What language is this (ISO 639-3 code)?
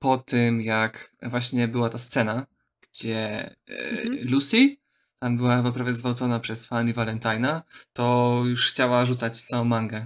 pol